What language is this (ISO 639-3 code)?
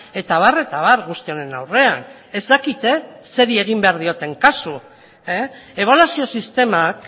eus